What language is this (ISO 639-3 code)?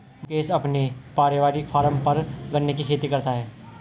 hin